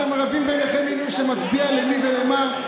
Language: Hebrew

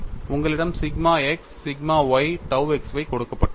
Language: Tamil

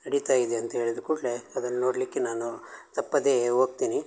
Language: Kannada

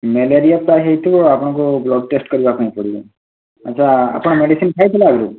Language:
Odia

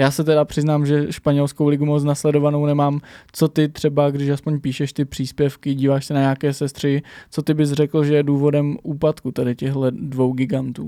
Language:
Czech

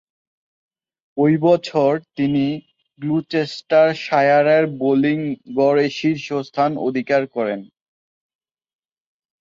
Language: Bangla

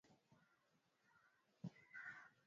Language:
Swahili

